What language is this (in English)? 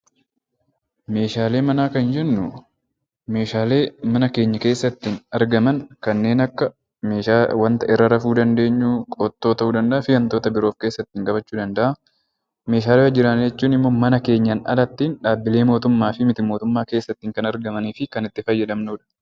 Oromo